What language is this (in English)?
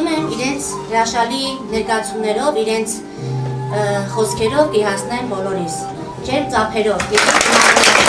Romanian